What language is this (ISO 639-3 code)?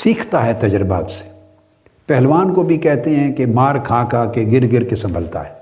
urd